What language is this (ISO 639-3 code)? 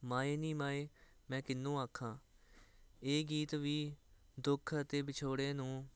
pan